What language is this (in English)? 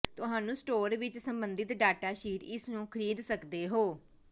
Punjabi